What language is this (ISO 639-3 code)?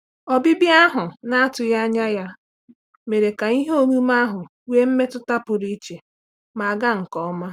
ibo